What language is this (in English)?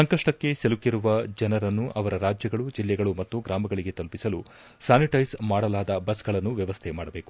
Kannada